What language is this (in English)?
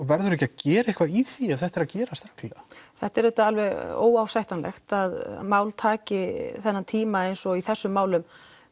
Icelandic